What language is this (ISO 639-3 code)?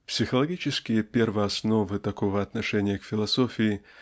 rus